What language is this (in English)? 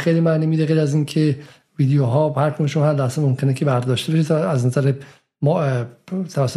Persian